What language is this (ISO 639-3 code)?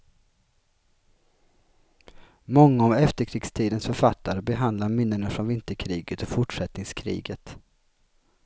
swe